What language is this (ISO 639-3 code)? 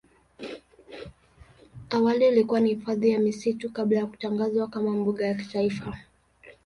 swa